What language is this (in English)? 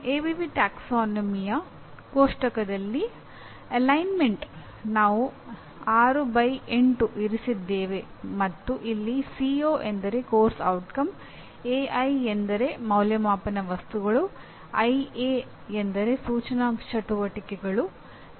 Kannada